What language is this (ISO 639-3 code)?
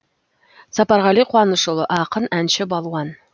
kaz